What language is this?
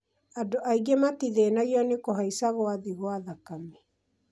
Kikuyu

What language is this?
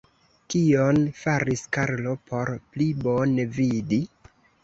Esperanto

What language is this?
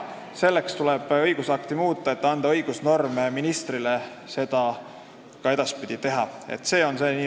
Estonian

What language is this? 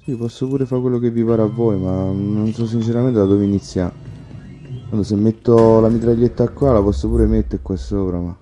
Italian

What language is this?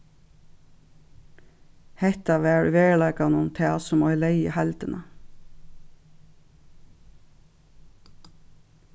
Faroese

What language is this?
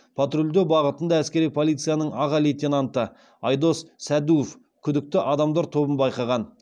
Kazakh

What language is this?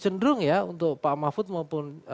Indonesian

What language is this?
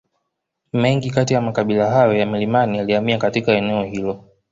Swahili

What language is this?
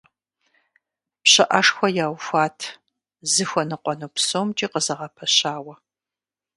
Kabardian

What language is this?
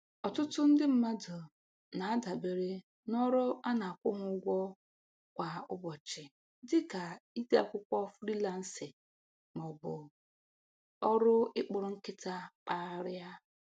Igbo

